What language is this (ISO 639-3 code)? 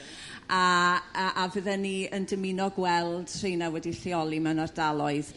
cym